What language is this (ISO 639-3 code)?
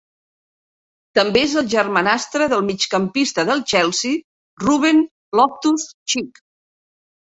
cat